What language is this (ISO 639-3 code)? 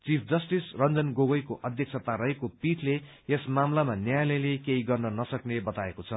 nep